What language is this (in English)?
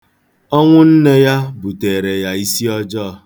Igbo